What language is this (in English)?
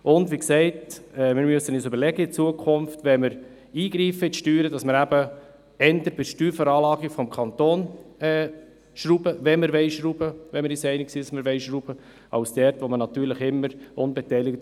Swiss German